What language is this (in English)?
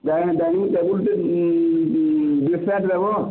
Odia